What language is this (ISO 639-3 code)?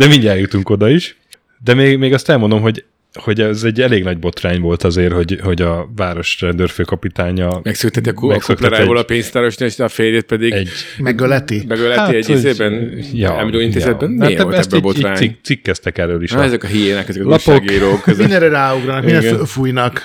hun